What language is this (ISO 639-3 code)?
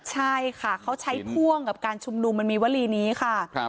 tha